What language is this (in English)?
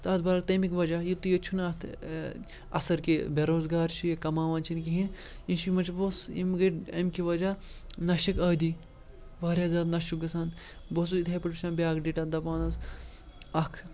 Kashmiri